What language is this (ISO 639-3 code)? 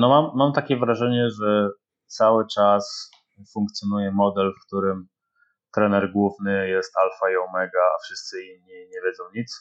pol